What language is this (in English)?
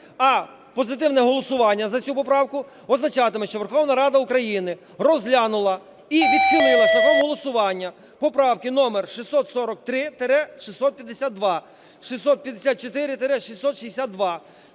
Ukrainian